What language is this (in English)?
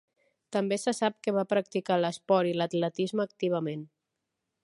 Catalan